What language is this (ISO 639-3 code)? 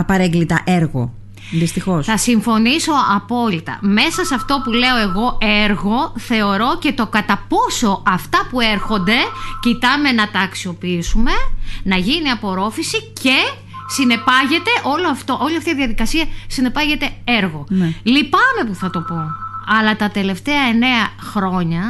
ell